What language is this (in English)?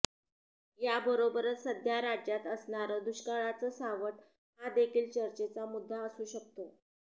Marathi